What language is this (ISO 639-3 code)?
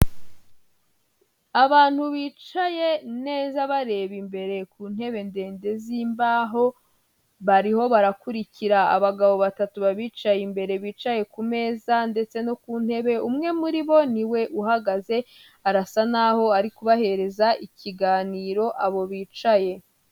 kin